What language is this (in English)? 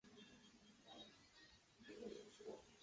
Chinese